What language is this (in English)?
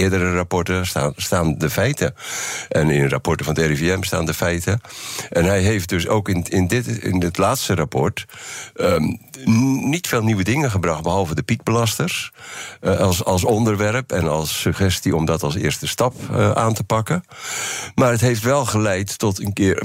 Dutch